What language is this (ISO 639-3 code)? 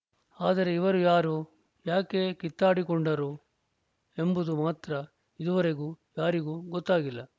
kan